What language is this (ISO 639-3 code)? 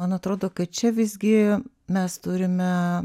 lit